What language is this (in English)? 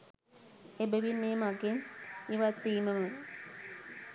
Sinhala